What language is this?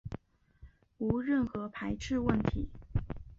Chinese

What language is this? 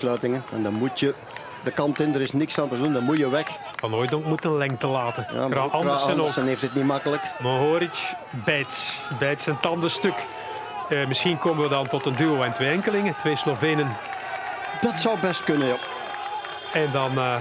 Dutch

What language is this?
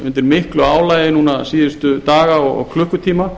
Icelandic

